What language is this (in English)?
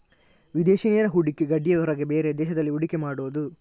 Kannada